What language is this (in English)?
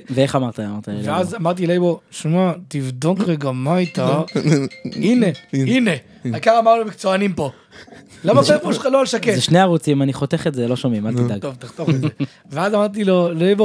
Hebrew